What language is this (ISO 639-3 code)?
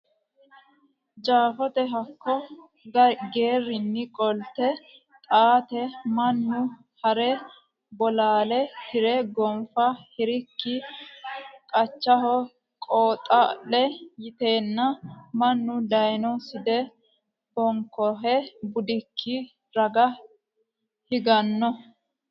sid